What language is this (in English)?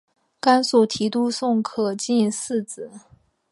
Chinese